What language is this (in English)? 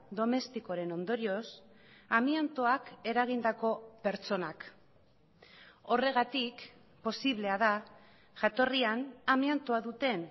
Basque